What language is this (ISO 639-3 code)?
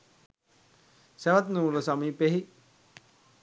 sin